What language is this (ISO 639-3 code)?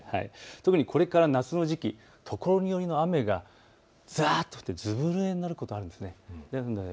jpn